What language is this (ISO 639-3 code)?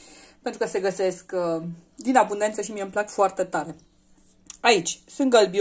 ron